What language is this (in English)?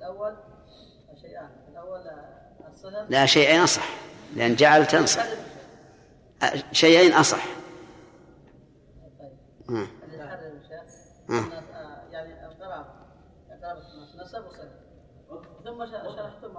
Arabic